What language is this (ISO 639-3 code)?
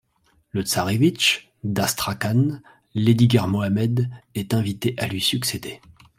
fra